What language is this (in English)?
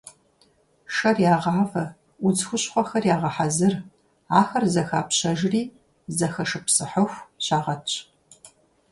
Kabardian